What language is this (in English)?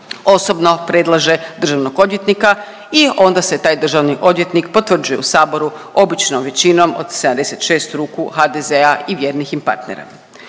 Croatian